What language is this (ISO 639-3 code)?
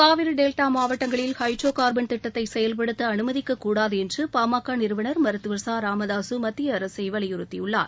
tam